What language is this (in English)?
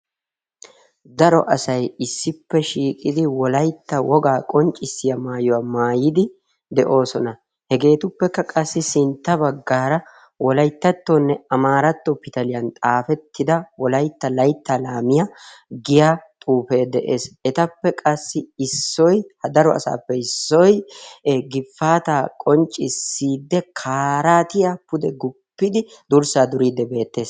Wolaytta